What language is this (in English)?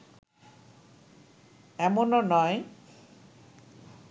Bangla